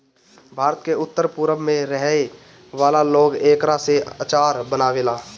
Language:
Bhojpuri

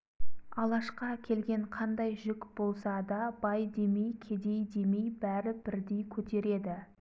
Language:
Kazakh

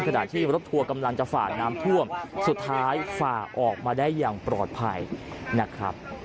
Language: Thai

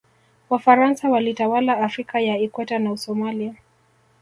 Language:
Swahili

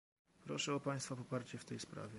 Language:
Polish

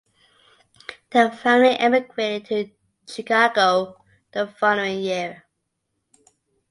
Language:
English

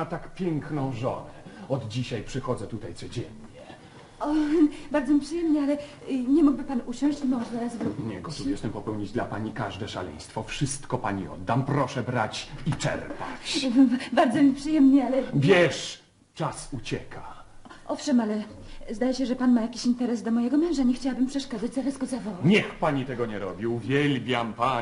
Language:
Polish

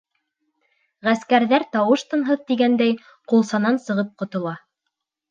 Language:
Bashkir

